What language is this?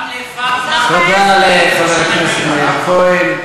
Hebrew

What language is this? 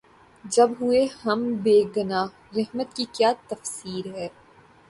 Urdu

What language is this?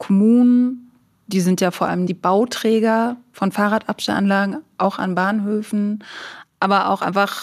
German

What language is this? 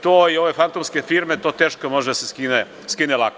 Serbian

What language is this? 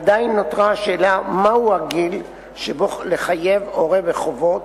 Hebrew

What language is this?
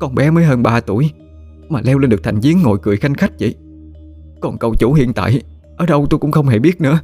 Vietnamese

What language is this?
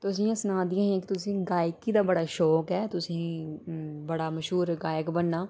Dogri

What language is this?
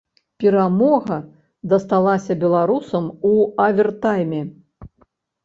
Belarusian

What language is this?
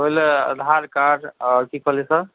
Maithili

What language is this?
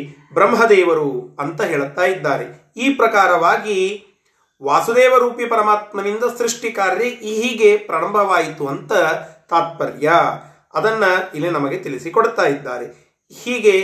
Kannada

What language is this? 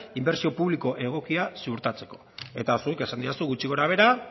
Basque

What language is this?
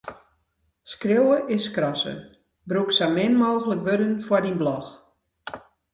Western Frisian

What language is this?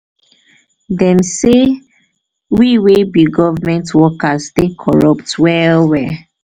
Nigerian Pidgin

